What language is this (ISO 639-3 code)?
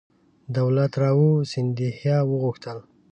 pus